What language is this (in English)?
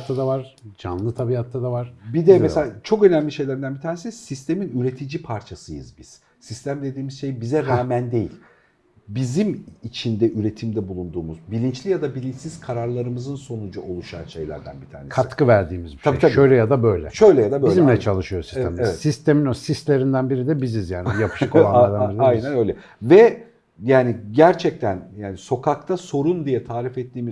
Turkish